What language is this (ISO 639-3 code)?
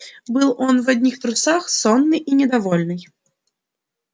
rus